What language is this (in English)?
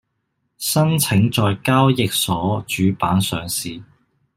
Cantonese